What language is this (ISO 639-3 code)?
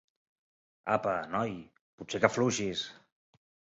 cat